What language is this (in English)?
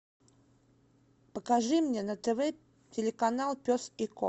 Russian